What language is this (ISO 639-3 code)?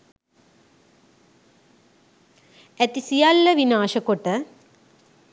sin